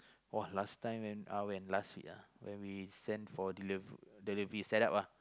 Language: English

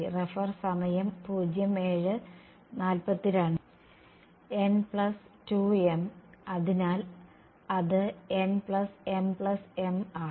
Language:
Malayalam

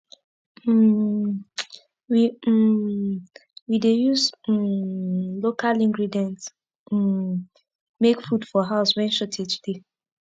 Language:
Nigerian Pidgin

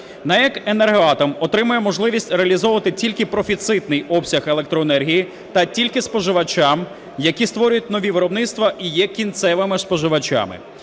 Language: Ukrainian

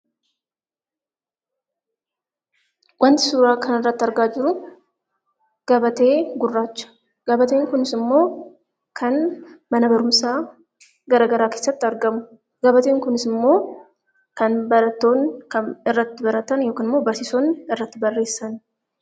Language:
Oromo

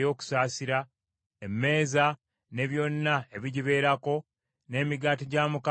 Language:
Ganda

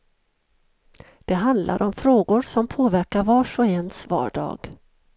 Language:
Swedish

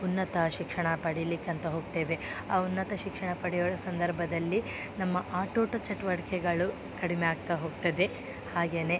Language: Kannada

